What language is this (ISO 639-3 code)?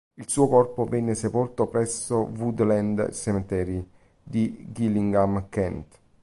ita